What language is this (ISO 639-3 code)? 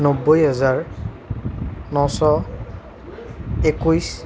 asm